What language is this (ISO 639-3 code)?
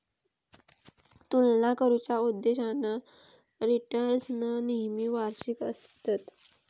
mar